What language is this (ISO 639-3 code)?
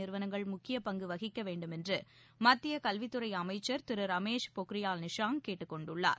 tam